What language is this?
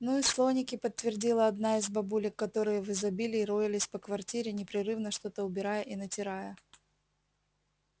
Russian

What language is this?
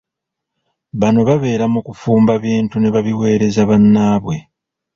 Ganda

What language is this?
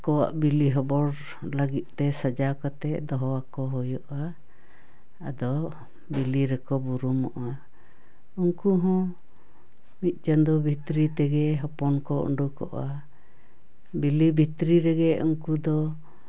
Santali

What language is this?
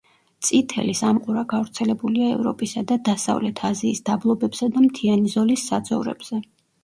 Georgian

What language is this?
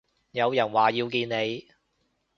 Cantonese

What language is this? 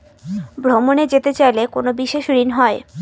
Bangla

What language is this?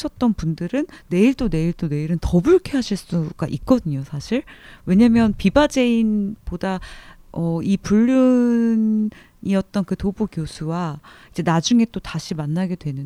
Korean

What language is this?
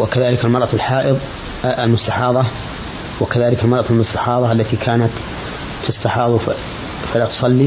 Arabic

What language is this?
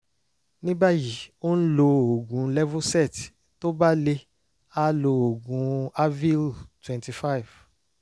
Yoruba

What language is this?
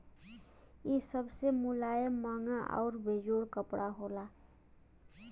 Bhojpuri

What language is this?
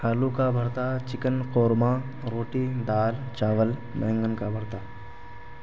Urdu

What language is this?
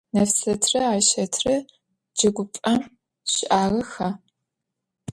Adyghe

